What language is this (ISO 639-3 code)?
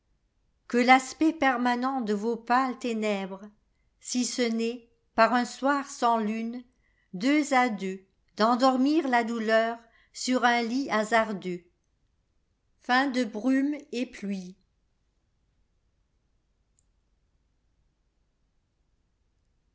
fra